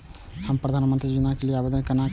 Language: Maithili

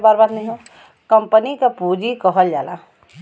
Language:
Bhojpuri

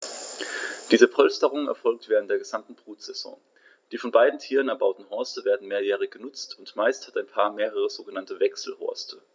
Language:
German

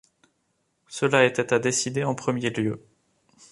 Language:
French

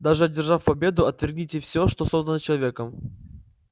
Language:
Russian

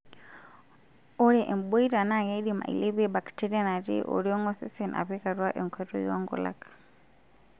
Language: Masai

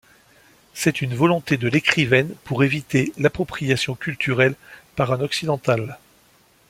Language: French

